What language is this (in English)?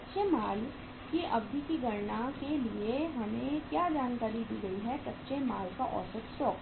Hindi